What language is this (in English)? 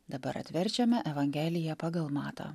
Lithuanian